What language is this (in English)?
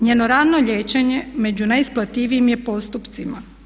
Croatian